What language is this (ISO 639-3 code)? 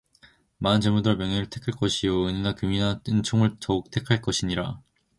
kor